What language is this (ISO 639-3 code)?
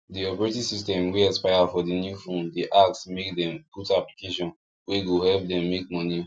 pcm